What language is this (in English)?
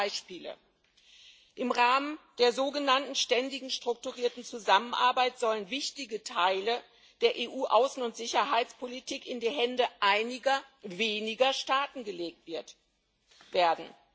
German